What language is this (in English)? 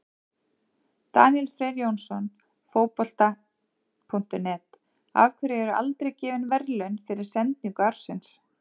Icelandic